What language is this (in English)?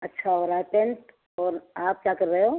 Urdu